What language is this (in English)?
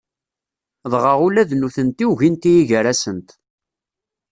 Kabyle